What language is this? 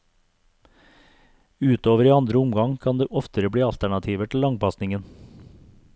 Norwegian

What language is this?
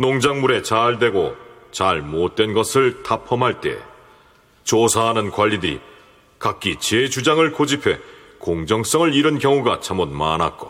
Korean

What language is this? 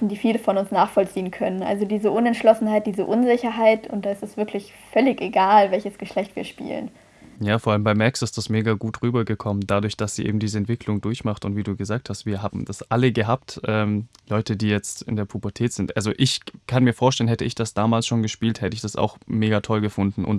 German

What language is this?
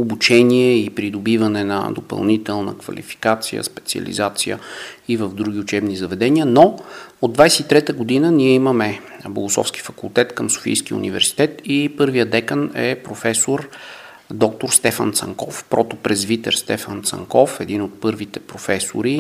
Bulgarian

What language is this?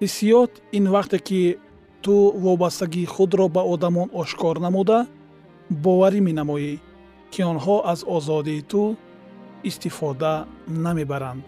Persian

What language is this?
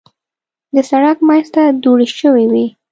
Pashto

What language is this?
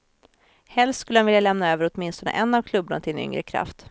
Swedish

